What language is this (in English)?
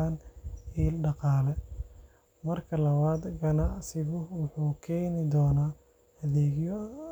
Somali